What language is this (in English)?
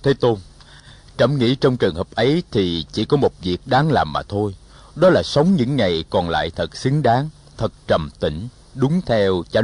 Vietnamese